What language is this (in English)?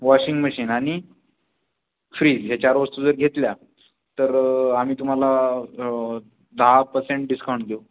Marathi